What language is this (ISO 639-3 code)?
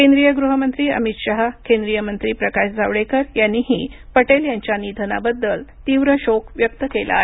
mar